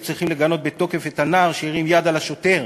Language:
Hebrew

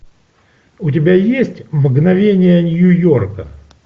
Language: Russian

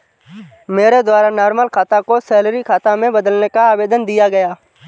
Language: Hindi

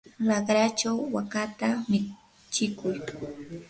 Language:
Yanahuanca Pasco Quechua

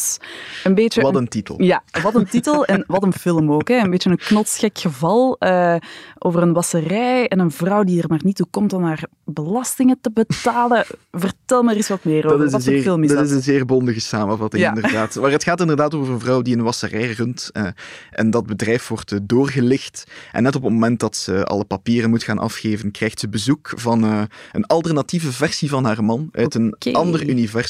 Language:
Dutch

